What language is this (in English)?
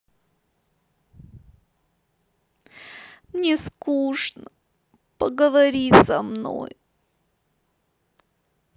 Russian